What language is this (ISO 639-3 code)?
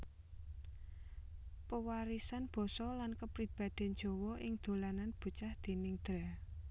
jav